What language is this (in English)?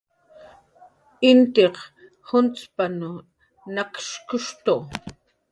Jaqaru